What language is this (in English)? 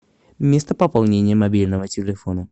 Russian